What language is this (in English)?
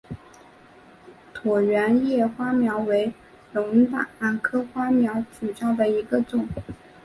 Chinese